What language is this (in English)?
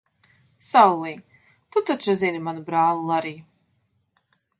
Latvian